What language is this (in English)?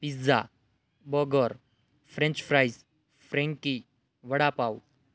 Gujarati